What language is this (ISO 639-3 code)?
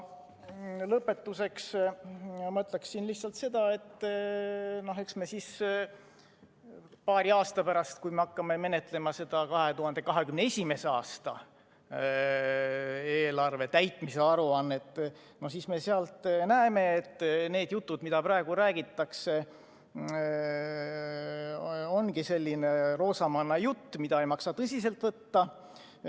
est